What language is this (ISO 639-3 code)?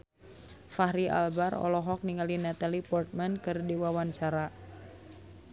sun